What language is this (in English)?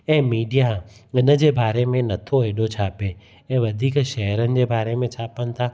Sindhi